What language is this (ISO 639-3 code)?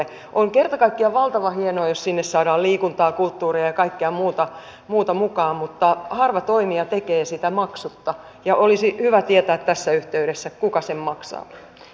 fin